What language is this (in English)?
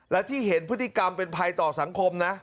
Thai